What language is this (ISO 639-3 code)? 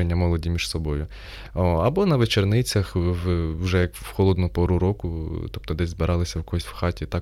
ukr